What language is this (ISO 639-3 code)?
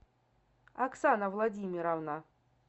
rus